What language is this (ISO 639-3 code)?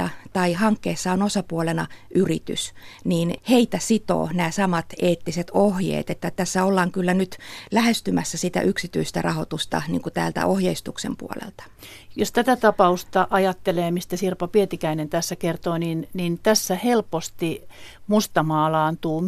fin